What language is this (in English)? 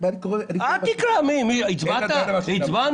Hebrew